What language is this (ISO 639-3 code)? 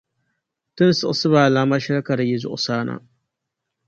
dag